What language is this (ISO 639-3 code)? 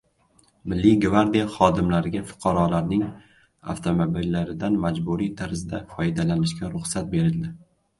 uzb